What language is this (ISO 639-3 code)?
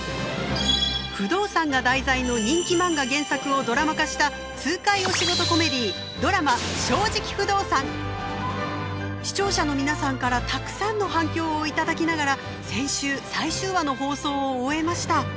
jpn